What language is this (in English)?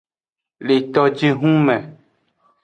Aja (Benin)